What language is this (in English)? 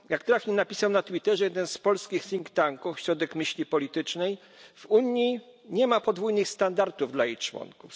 Polish